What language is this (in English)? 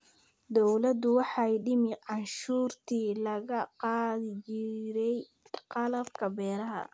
Somali